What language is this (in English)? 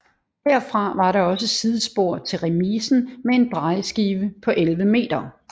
Danish